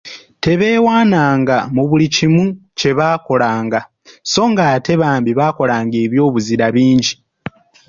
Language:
Ganda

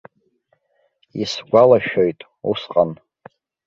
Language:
Abkhazian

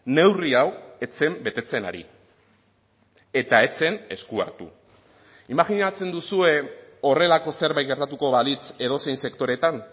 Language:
Basque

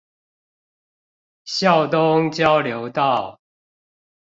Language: Chinese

